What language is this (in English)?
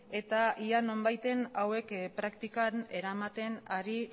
Basque